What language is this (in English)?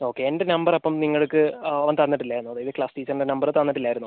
Malayalam